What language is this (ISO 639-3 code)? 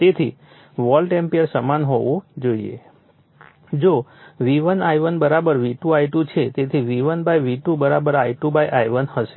guj